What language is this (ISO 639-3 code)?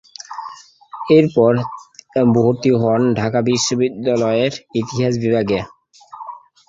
ben